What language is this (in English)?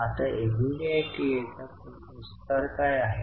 Marathi